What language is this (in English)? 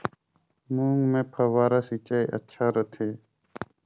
Chhattisgarhi